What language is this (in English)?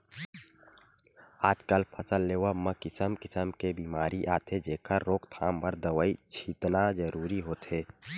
Chhattisgarhi